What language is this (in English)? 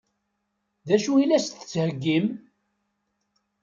Kabyle